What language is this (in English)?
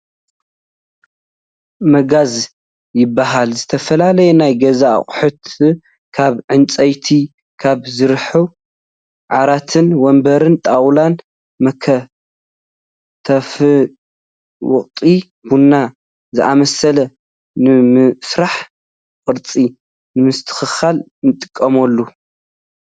Tigrinya